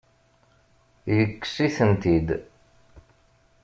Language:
Kabyle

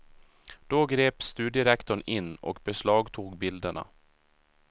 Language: Swedish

